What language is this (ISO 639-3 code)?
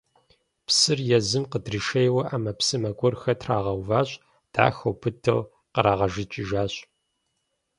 kbd